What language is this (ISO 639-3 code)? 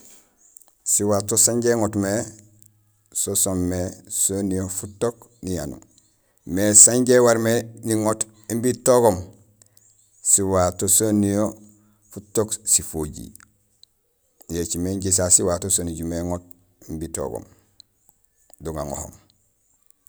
gsl